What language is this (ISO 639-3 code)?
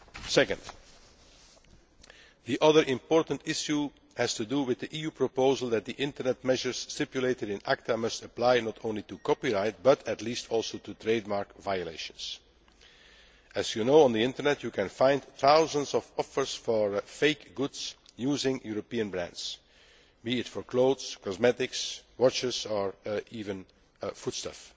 eng